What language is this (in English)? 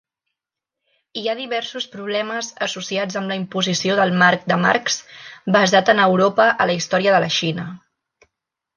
Catalan